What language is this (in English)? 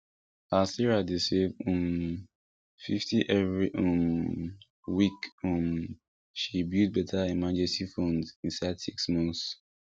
Nigerian Pidgin